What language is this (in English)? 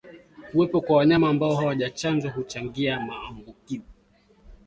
Swahili